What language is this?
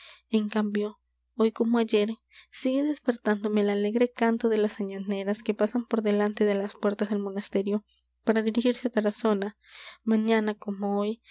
Spanish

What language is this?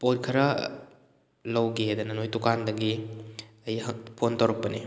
Manipuri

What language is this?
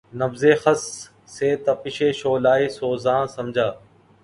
Urdu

